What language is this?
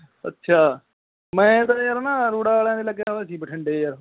Punjabi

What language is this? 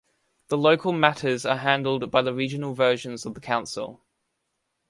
English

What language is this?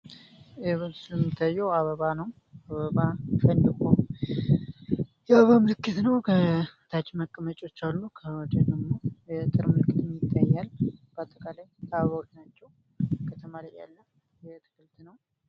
Amharic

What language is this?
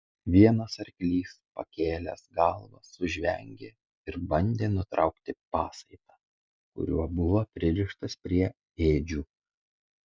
Lithuanian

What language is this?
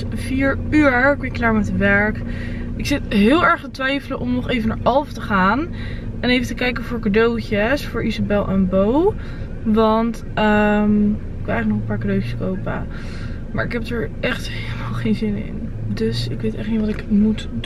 Dutch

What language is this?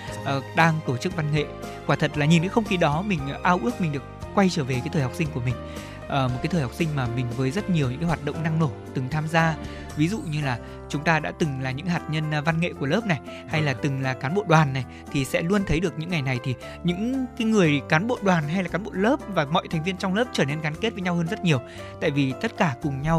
Vietnamese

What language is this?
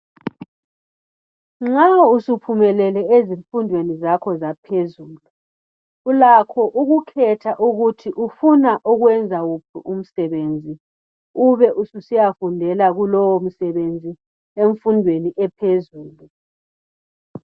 North Ndebele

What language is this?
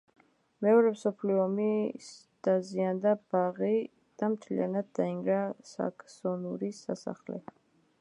Georgian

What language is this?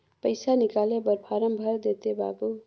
Chhattisgarhi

